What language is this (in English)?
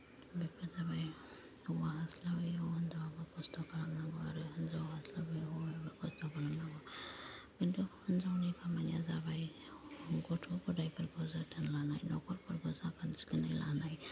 Bodo